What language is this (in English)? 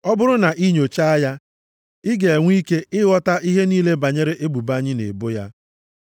Igbo